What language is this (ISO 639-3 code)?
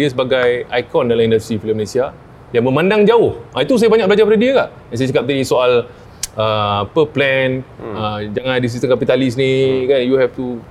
msa